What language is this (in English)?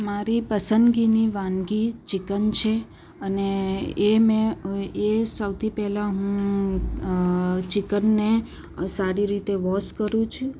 Gujarati